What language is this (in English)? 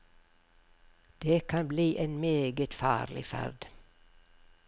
Norwegian